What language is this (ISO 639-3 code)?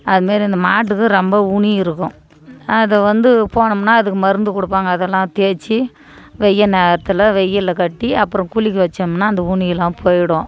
tam